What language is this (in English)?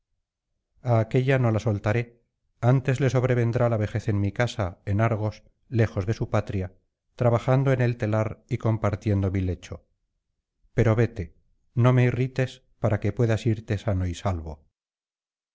Spanish